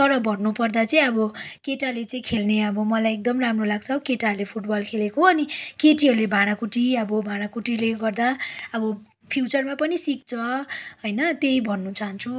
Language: Nepali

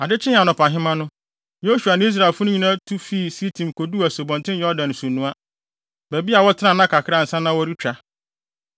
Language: Akan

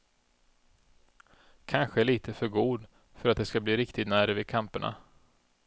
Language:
Swedish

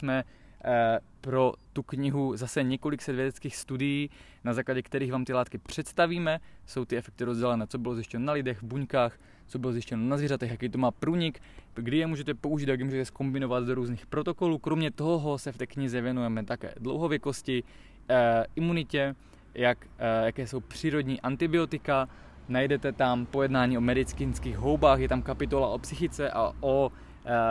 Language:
Czech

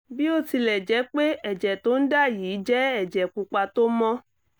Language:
Yoruba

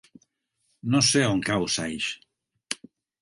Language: Catalan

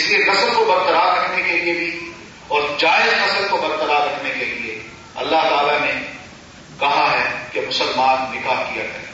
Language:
Urdu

